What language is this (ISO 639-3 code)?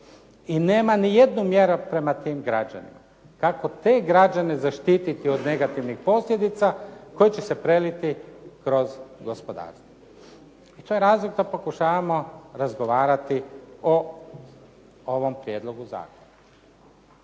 hrv